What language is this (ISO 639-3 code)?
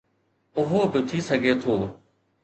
snd